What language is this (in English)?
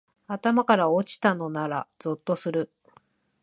Japanese